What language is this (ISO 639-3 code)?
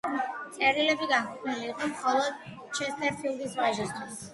kat